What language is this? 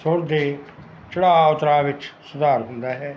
Punjabi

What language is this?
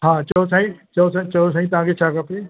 Sindhi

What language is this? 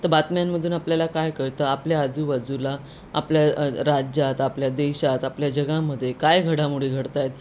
Marathi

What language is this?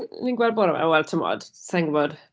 Welsh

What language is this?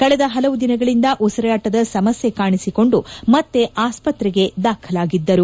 Kannada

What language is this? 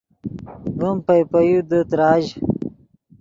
Yidgha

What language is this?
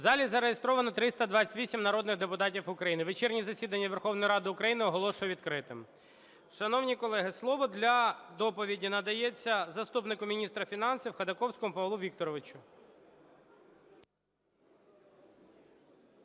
Ukrainian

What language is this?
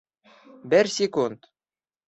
Bashkir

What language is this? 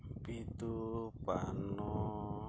Santali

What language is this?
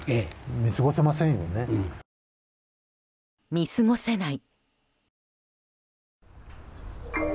Japanese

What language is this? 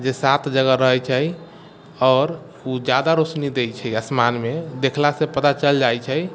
Maithili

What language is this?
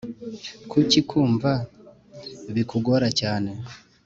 Kinyarwanda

